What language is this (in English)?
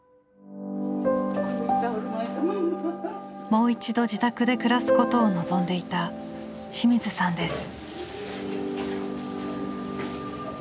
Japanese